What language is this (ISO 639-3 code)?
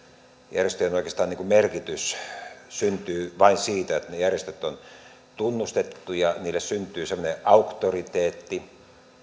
fin